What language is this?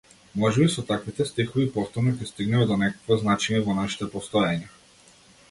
Macedonian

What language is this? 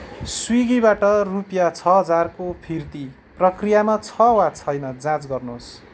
Nepali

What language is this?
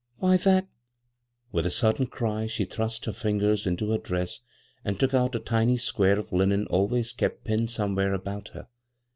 English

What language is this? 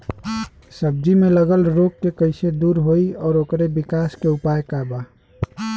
Bhojpuri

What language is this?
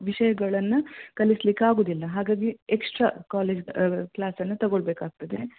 Kannada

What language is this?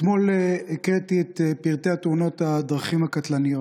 Hebrew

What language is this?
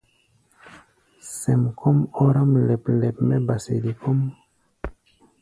Gbaya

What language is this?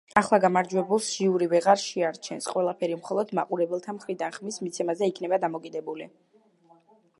Georgian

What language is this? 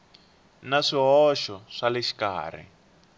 Tsonga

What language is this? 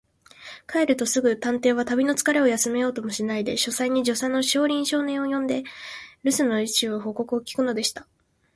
Japanese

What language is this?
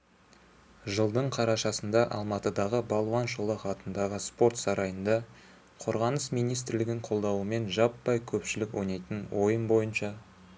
Kazakh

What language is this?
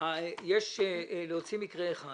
Hebrew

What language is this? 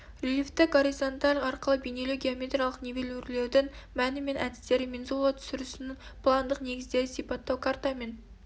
Kazakh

